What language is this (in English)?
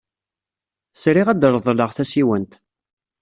Kabyle